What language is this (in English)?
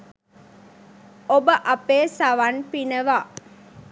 Sinhala